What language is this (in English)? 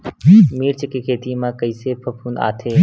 Chhattisgarhi